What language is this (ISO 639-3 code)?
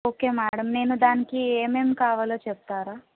tel